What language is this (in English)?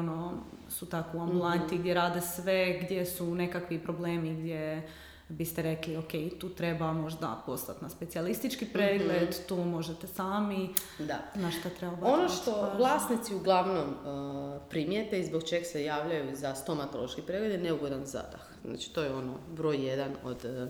Croatian